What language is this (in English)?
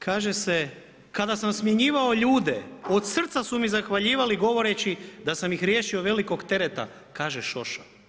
Croatian